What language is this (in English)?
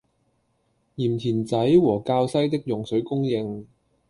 Cantonese